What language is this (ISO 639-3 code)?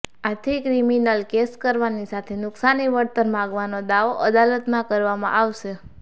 guj